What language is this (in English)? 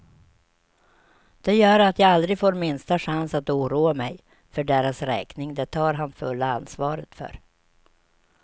Swedish